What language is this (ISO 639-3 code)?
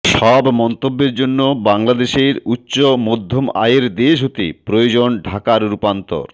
ben